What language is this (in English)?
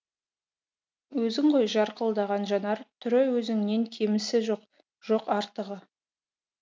Kazakh